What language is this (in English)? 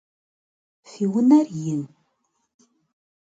Kabardian